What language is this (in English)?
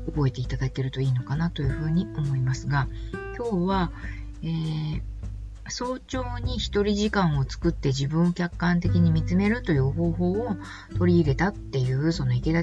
Japanese